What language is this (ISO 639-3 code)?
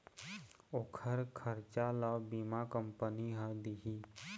hne